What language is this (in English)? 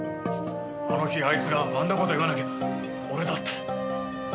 Japanese